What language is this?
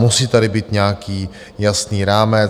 Czech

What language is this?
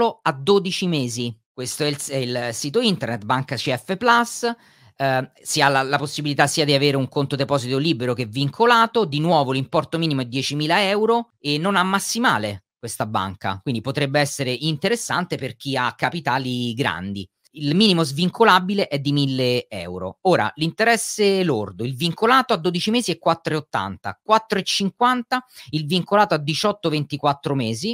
Italian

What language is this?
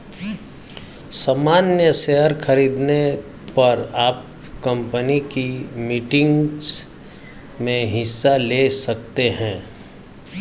Hindi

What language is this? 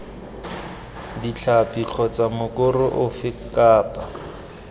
Tswana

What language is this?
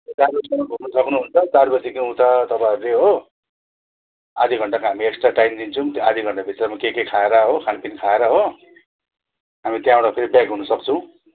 Nepali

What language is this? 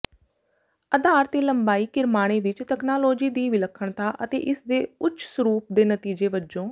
Punjabi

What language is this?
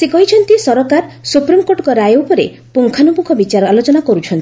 Odia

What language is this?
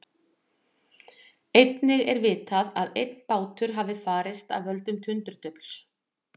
Icelandic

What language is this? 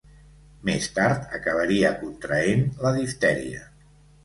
Catalan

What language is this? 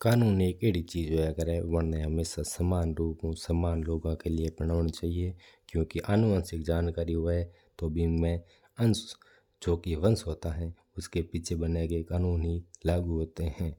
Mewari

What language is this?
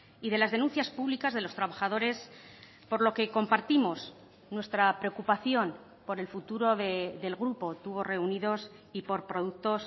Spanish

